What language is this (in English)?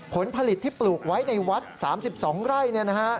Thai